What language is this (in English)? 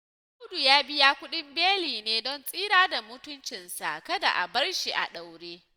Hausa